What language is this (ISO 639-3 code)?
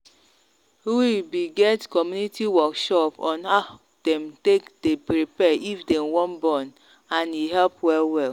pcm